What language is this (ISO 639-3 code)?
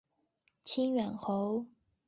zho